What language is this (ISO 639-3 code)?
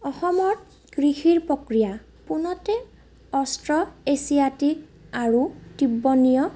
asm